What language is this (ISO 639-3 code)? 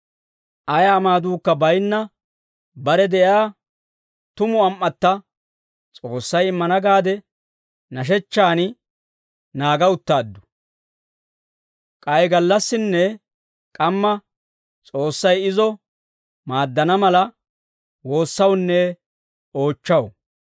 dwr